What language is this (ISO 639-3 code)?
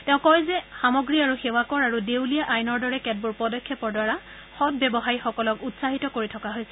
asm